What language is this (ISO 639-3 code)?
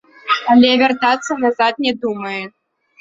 bel